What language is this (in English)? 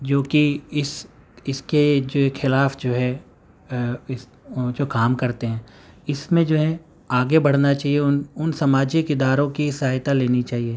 Urdu